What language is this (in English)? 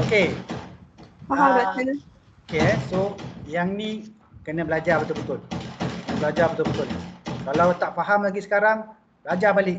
Malay